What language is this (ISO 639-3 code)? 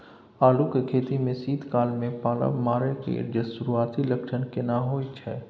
mai